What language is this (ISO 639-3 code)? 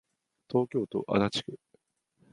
jpn